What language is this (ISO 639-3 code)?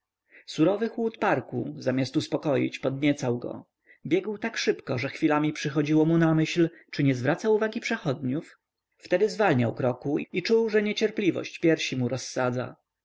pol